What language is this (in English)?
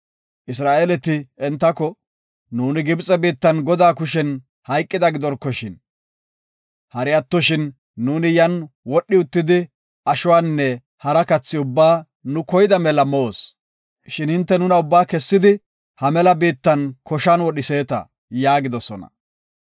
Gofa